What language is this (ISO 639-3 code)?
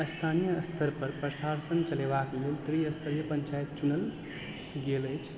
mai